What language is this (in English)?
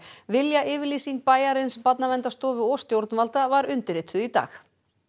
Icelandic